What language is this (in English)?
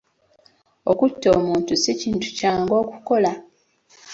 Ganda